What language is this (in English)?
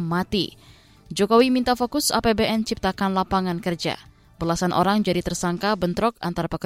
Indonesian